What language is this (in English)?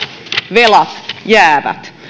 Finnish